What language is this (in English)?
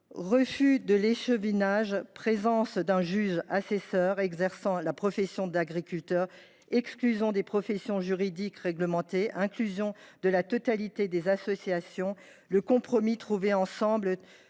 French